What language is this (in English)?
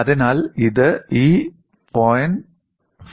Malayalam